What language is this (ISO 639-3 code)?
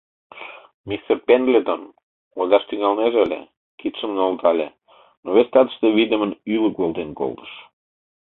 chm